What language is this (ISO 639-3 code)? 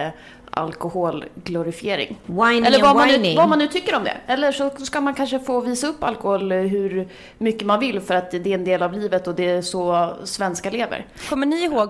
swe